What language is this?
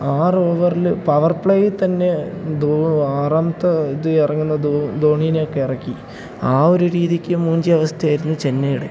Malayalam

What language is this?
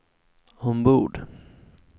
Swedish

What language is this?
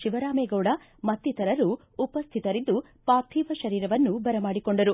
Kannada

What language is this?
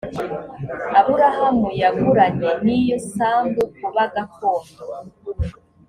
Kinyarwanda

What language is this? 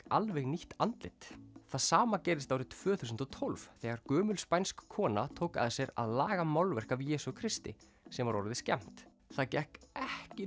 Icelandic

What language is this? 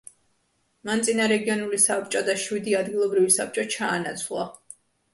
Georgian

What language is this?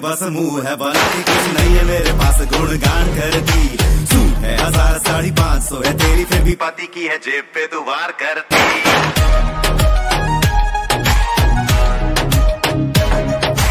Punjabi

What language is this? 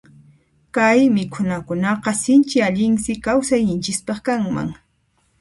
Puno Quechua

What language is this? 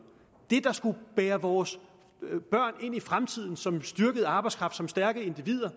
Danish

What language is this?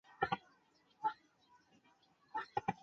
Chinese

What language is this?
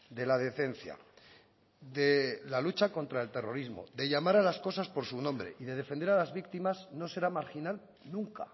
Spanish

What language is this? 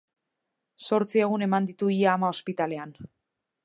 Basque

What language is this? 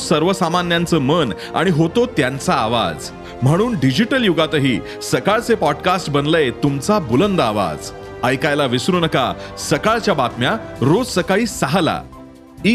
Marathi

